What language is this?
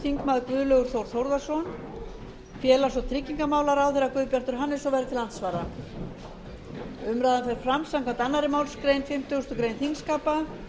Icelandic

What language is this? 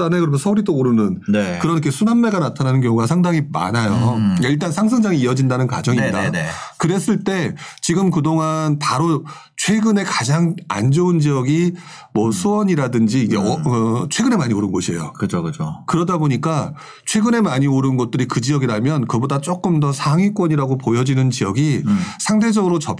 Korean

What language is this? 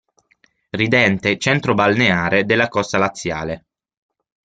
Italian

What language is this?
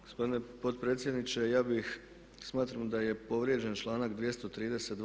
Croatian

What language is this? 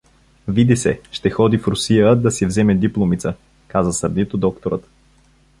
Bulgarian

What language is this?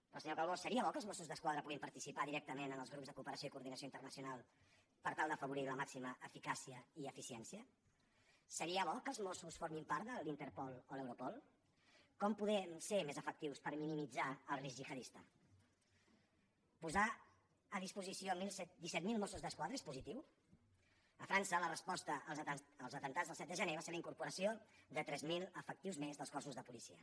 Catalan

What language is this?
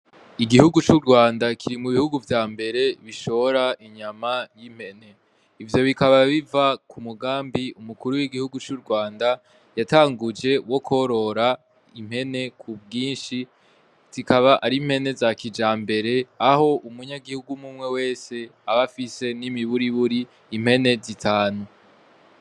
Rundi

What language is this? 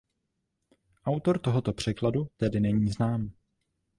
Czech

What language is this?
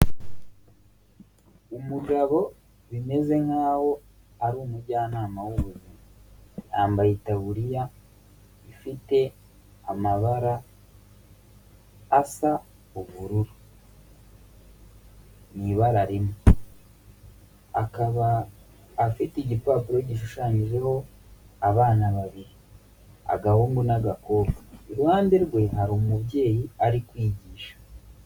Kinyarwanda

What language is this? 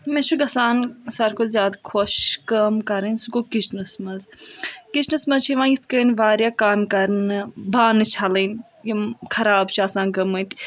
Kashmiri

